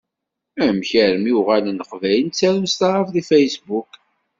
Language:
Kabyle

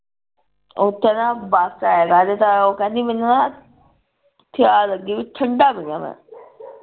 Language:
Punjabi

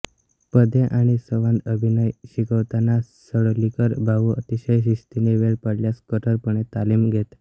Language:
Marathi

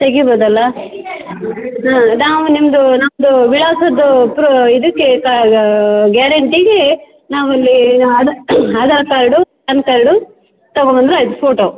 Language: Kannada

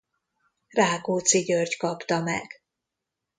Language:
Hungarian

